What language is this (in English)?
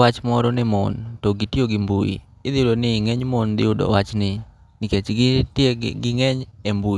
Luo (Kenya and Tanzania)